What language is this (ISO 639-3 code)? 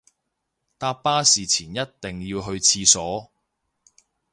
yue